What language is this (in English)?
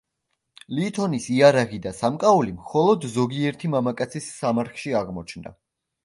Georgian